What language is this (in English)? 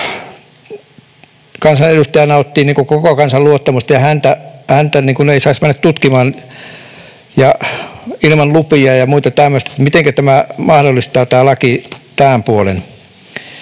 Finnish